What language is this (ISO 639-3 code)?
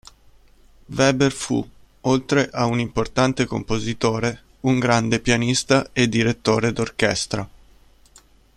ita